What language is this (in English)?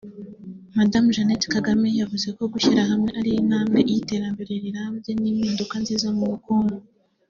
Kinyarwanda